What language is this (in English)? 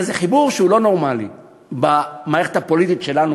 Hebrew